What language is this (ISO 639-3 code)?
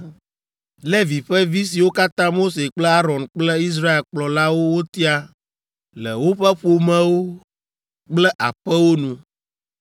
ewe